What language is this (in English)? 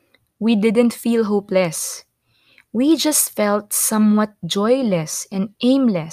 Filipino